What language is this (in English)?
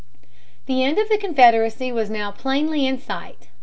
English